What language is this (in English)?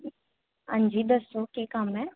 Dogri